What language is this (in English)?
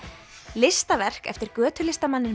Icelandic